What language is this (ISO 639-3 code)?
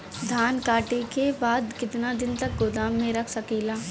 bho